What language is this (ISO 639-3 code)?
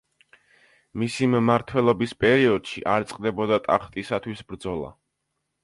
kat